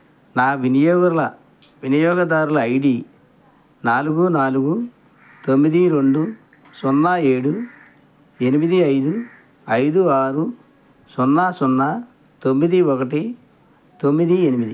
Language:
Telugu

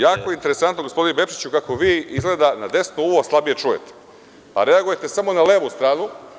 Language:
Serbian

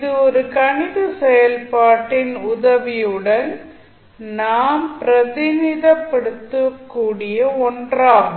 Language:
Tamil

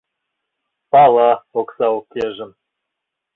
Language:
Mari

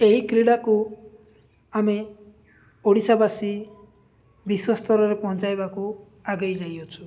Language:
Odia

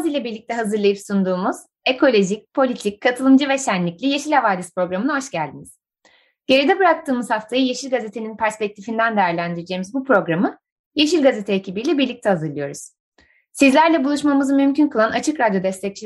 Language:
Turkish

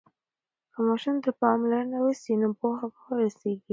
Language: Pashto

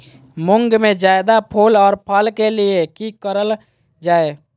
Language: Magahi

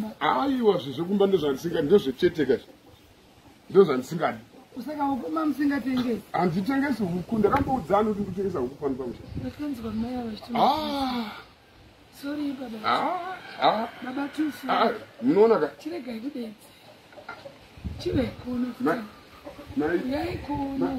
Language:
Dutch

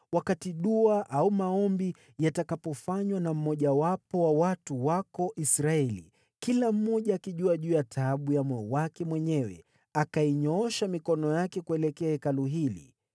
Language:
Swahili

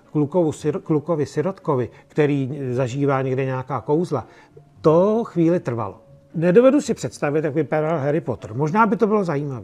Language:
Czech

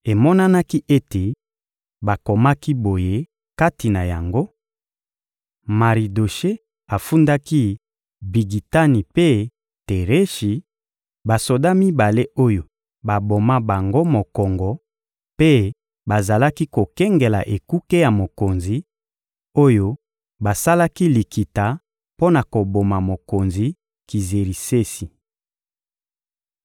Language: Lingala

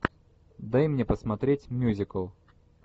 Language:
Russian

